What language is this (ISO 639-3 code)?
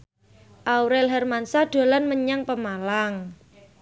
jav